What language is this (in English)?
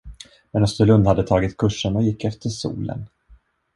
Swedish